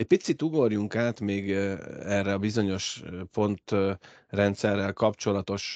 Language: Hungarian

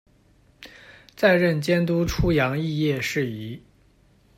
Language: Chinese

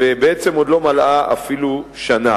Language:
Hebrew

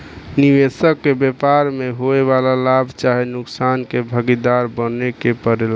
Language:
Bhojpuri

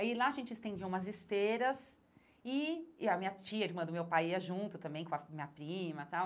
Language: Portuguese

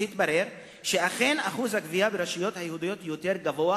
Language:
Hebrew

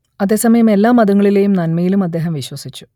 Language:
Malayalam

